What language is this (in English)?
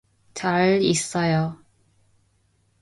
Korean